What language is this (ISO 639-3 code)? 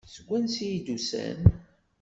kab